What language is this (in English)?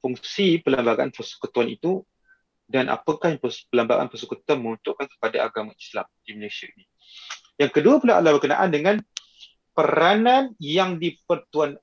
Malay